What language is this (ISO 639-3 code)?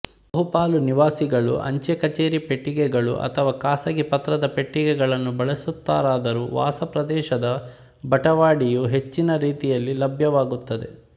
kan